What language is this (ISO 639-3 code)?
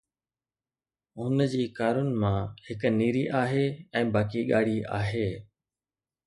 snd